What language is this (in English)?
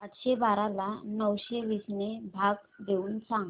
Marathi